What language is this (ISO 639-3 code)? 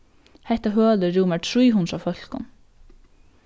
fao